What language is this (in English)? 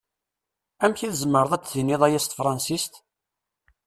Kabyle